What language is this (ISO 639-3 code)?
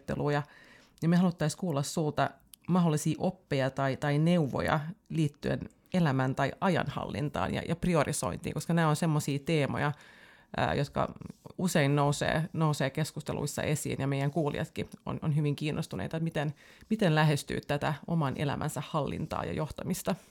fin